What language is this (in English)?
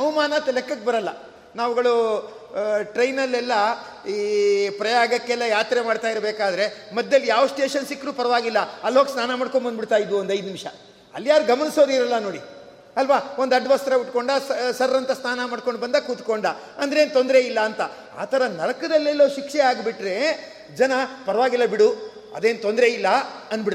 Kannada